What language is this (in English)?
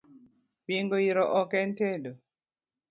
Luo (Kenya and Tanzania)